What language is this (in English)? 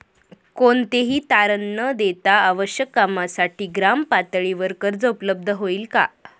Marathi